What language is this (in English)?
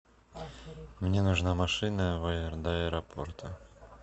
Russian